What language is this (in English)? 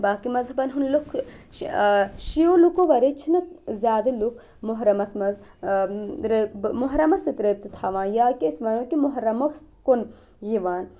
Kashmiri